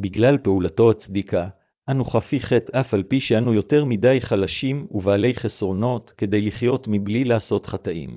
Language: Hebrew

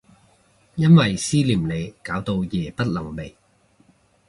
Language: Cantonese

